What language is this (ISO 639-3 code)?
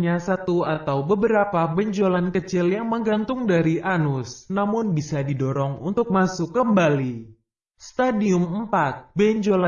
ind